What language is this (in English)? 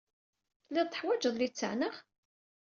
Kabyle